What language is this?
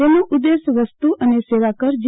Gujarati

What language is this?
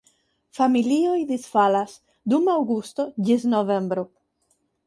Esperanto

